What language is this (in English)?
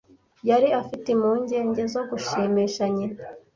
Kinyarwanda